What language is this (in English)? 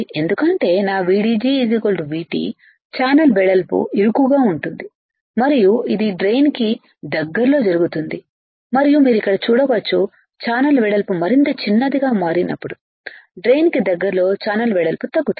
Telugu